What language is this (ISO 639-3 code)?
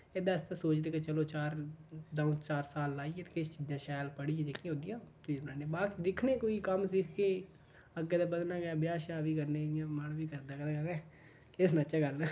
doi